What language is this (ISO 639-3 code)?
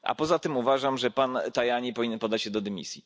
pol